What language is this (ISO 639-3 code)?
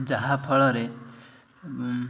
ori